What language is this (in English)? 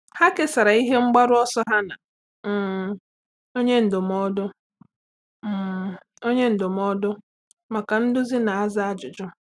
Igbo